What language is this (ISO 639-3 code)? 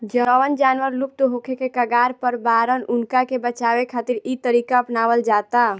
bho